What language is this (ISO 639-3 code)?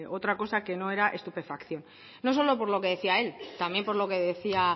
spa